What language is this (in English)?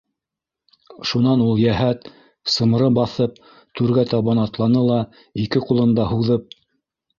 Bashkir